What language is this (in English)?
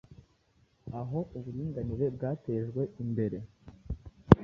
Kinyarwanda